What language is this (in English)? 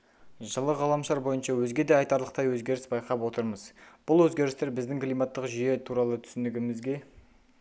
Kazakh